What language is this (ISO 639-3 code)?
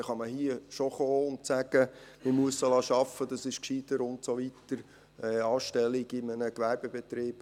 gsw